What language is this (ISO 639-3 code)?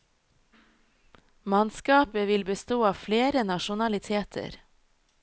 nor